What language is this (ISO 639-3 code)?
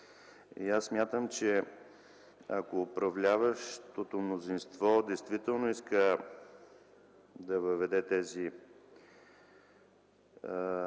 bul